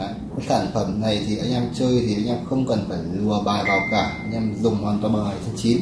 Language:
Vietnamese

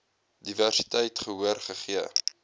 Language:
Afrikaans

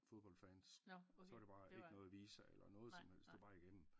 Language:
Danish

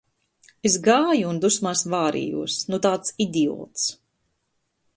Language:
Latvian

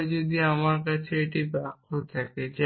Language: Bangla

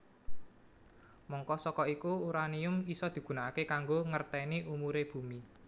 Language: Javanese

